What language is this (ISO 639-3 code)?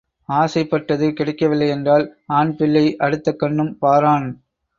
tam